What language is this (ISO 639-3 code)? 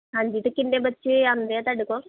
pan